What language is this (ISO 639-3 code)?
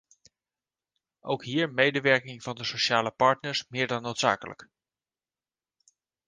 nld